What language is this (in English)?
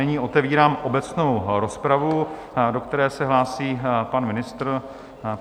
Czech